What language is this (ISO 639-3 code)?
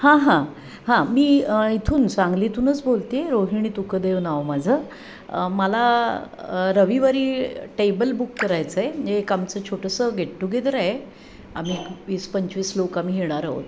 mar